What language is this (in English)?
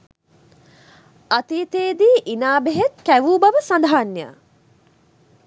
Sinhala